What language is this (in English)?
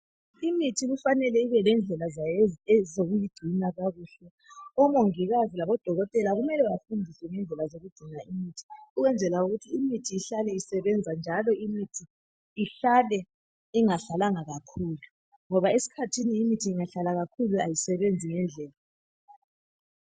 North Ndebele